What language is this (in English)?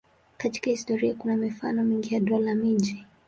Swahili